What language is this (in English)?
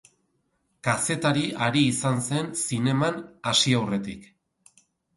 Basque